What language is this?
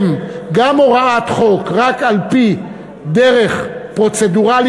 Hebrew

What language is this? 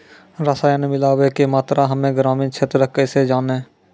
Maithili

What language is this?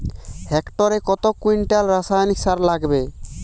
Bangla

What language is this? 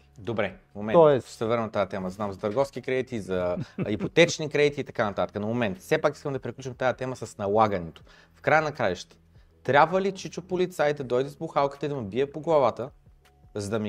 Bulgarian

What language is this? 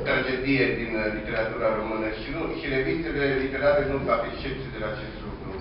Romanian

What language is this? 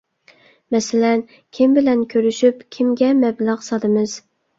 Uyghur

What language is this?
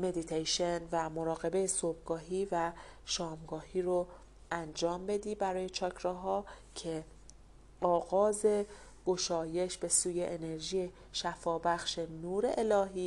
Persian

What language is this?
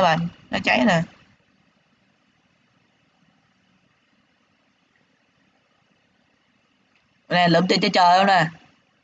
Vietnamese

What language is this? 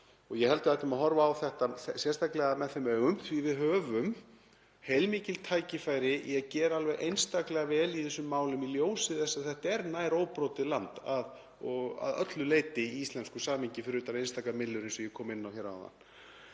Icelandic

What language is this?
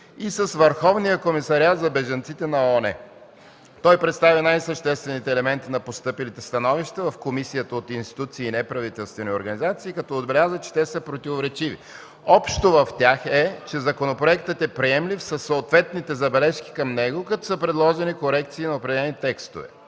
Bulgarian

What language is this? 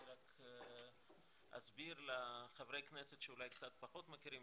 Hebrew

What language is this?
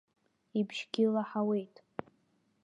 Abkhazian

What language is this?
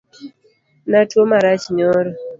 Luo (Kenya and Tanzania)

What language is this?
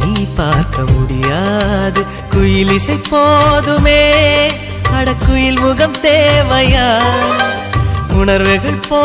Vietnamese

